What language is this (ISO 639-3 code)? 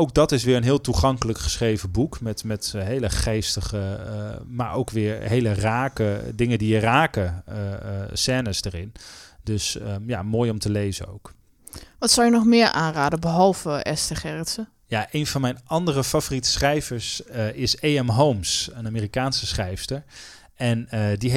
nld